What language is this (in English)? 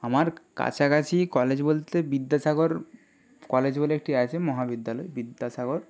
Bangla